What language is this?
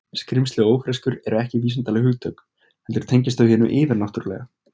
Icelandic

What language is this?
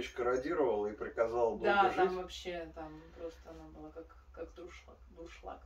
Russian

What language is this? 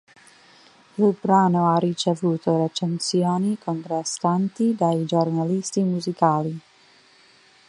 Italian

